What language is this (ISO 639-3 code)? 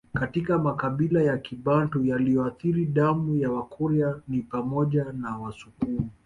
swa